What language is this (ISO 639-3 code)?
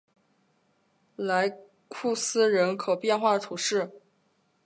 zho